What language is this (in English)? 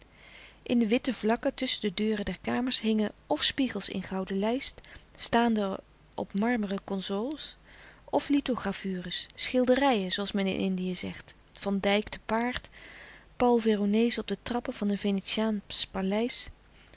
Dutch